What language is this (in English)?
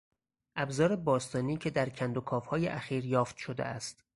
Persian